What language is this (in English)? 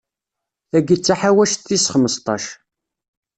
Kabyle